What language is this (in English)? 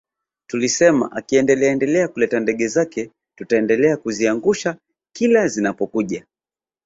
Swahili